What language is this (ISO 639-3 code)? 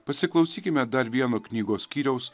lit